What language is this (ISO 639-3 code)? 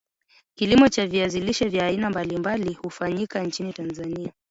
swa